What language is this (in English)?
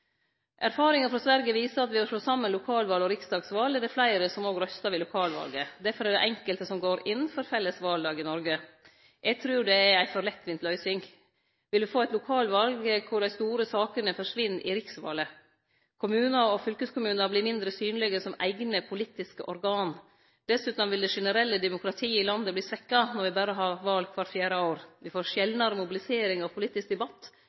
Norwegian Nynorsk